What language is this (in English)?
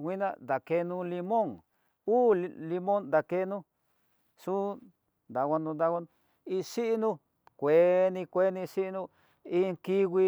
Tidaá Mixtec